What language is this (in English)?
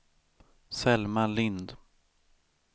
Swedish